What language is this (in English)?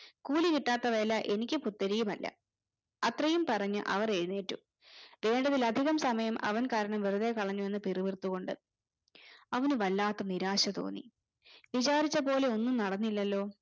Malayalam